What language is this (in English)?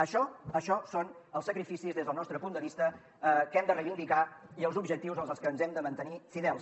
Catalan